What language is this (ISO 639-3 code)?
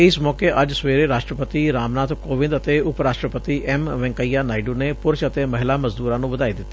pan